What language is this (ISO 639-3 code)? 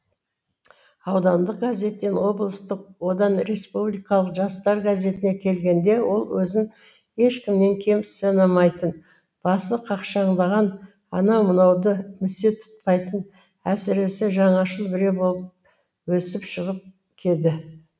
kaz